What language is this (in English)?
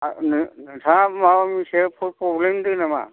Bodo